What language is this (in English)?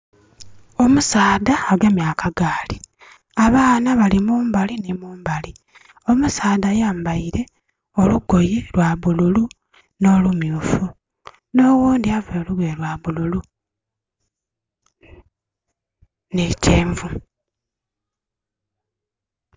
Soga